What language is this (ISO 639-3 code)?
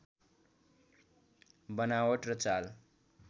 nep